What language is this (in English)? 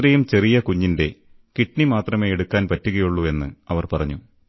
Malayalam